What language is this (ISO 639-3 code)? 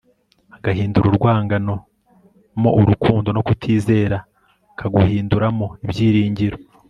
kin